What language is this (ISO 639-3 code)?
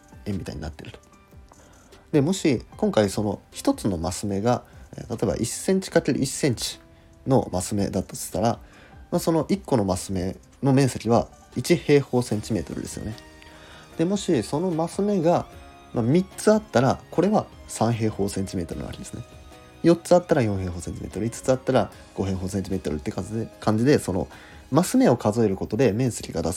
jpn